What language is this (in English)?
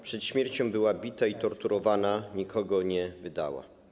Polish